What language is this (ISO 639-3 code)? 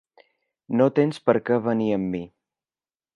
cat